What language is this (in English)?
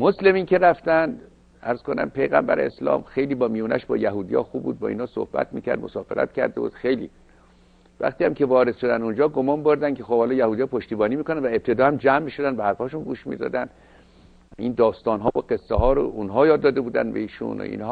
Persian